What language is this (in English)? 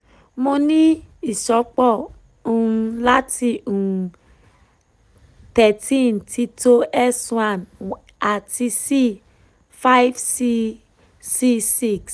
Yoruba